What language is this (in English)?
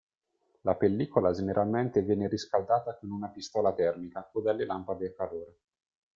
Italian